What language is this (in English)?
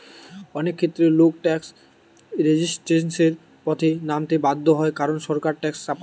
Bangla